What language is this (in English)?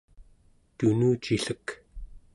Central Yupik